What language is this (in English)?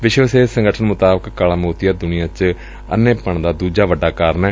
Punjabi